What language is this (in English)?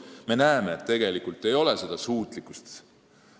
Estonian